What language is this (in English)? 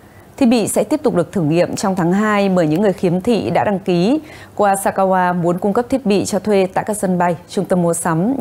Vietnamese